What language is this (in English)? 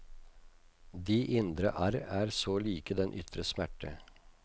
Norwegian